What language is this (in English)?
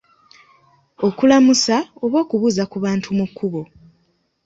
Ganda